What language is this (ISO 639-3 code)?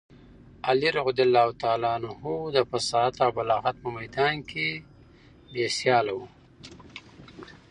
pus